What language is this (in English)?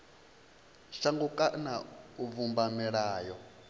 Venda